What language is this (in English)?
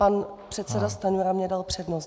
Czech